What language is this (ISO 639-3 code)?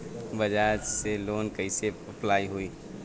bho